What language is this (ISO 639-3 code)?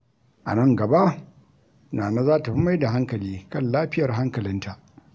hau